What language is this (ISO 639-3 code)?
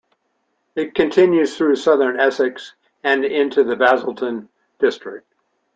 eng